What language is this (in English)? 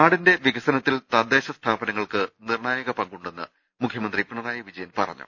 Malayalam